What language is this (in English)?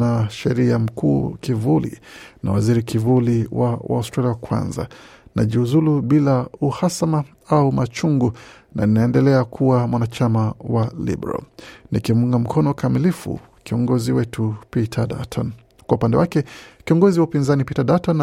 Swahili